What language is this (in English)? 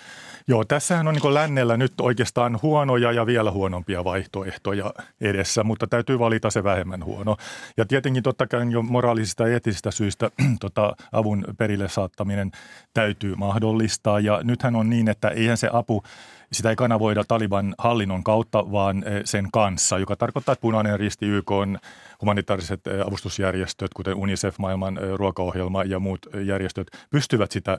Finnish